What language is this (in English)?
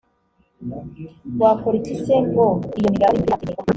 Kinyarwanda